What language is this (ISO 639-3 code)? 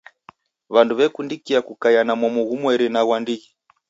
dav